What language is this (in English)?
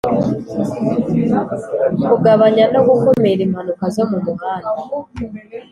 Kinyarwanda